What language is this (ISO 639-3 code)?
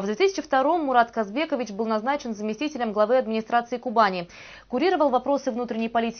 rus